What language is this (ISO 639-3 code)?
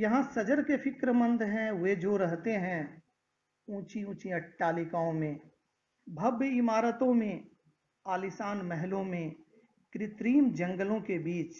hin